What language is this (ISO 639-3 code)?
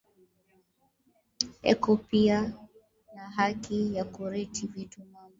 swa